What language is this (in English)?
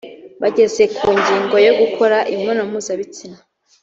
Kinyarwanda